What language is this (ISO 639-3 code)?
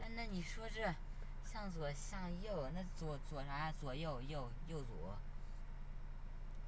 zho